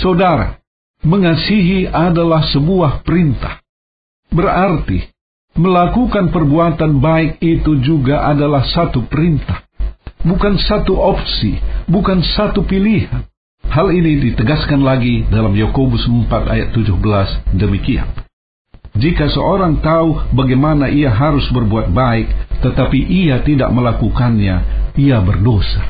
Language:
Indonesian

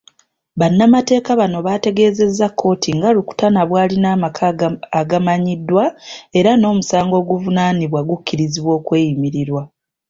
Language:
Ganda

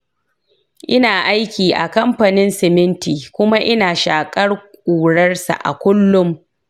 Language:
Hausa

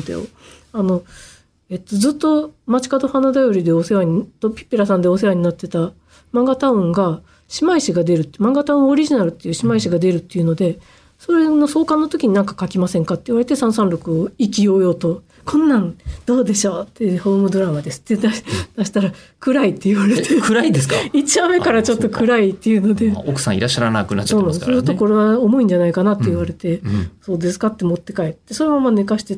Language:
Japanese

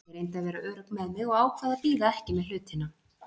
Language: Icelandic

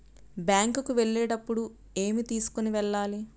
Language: Telugu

